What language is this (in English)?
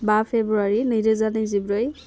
Bodo